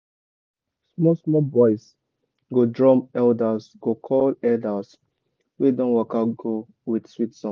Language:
Nigerian Pidgin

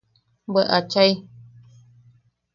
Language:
Yaqui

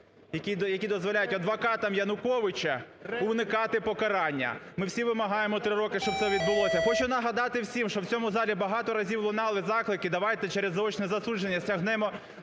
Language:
Ukrainian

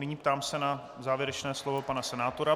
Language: Czech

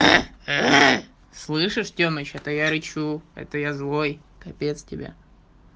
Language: Russian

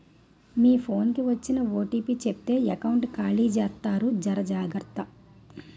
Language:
Telugu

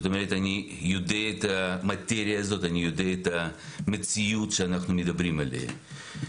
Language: Hebrew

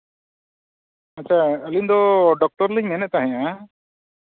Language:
Santali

